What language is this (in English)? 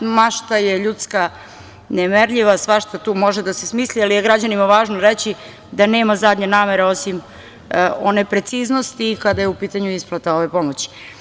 Serbian